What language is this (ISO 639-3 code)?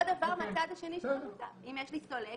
heb